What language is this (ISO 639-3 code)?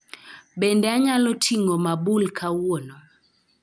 luo